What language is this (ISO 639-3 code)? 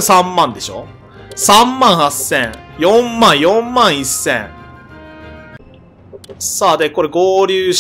jpn